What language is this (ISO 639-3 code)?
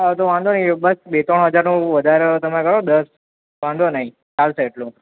guj